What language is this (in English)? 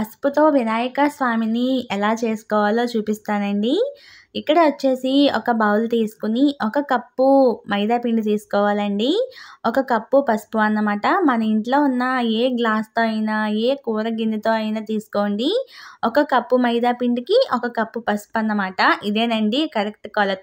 Telugu